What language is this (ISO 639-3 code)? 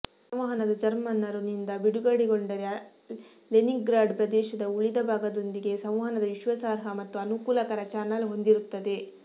kan